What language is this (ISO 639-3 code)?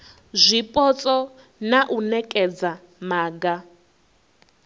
ven